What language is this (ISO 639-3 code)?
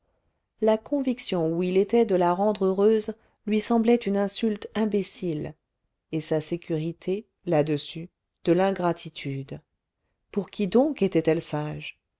fra